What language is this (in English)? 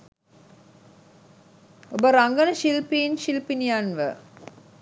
Sinhala